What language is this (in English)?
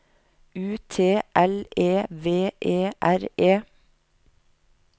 Norwegian